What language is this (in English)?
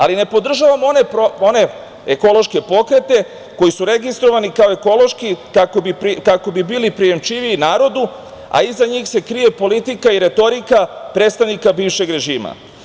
Serbian